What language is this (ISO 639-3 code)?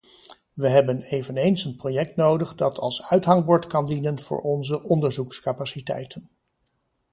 nld